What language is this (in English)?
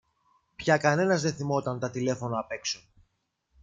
Greek